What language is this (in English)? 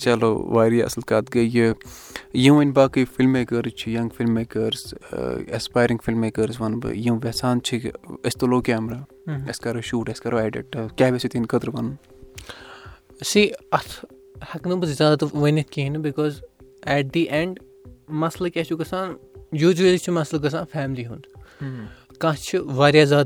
Urdu